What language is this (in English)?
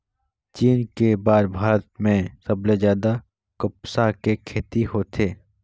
Chhattisgarhi